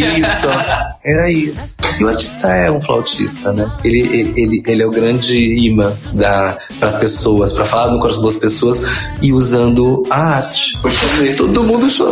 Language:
Portuguese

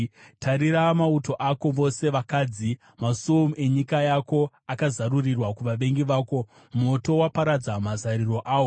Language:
Shona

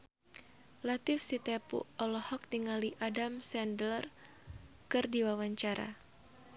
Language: Sundanese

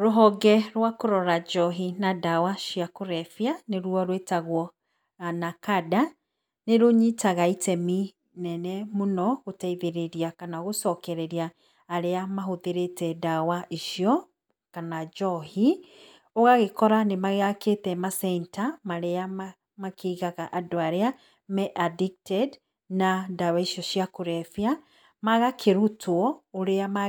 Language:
Kikuyu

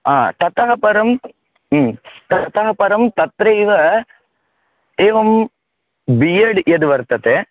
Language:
Sanskrit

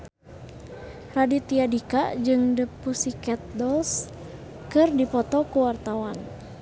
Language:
Sundanese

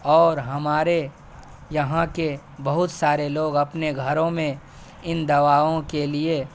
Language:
Urdu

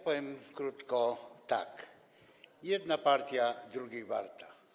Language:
Polish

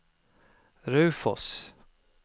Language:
Norwegian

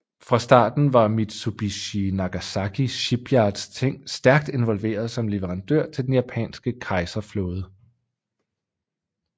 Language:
Danish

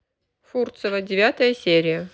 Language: Russian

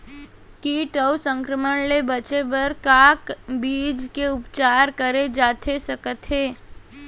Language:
Chhattisgarhi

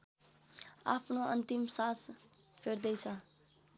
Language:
Nepali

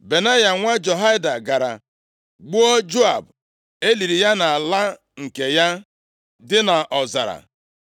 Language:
Igbo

